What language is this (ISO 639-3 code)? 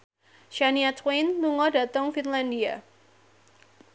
jav